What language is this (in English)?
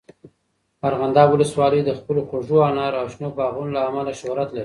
Pashto